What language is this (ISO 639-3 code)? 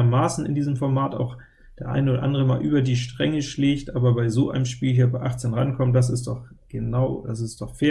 deu